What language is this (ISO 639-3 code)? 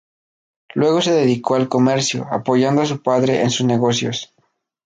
spa